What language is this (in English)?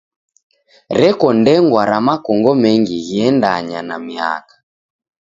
Taita